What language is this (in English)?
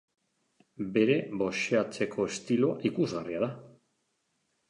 Basque